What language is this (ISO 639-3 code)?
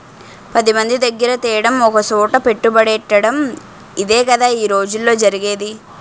tel